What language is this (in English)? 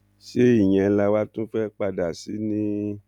Yoruba